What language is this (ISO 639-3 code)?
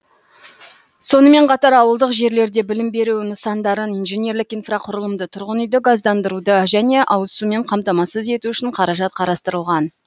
kaz